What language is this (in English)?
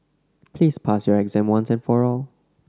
English